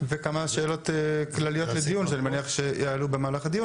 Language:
Hebrew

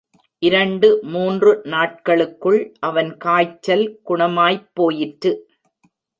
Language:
Tamil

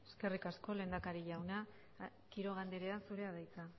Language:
Basque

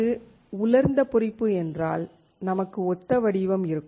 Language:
Tamil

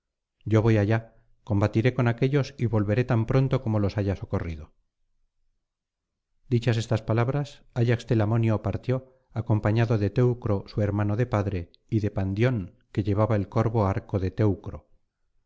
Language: Spanish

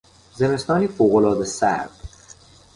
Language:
Persian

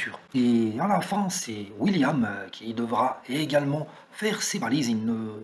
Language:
French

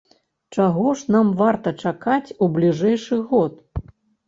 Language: Belarusian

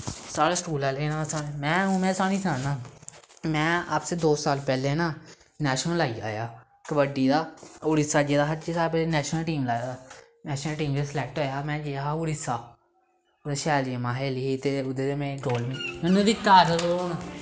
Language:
Dogri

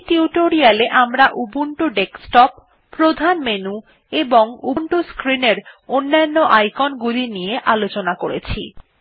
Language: Bangla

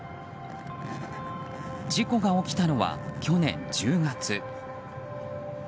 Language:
Japanese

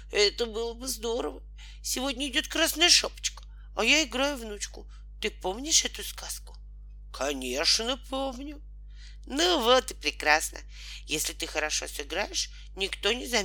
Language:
Russian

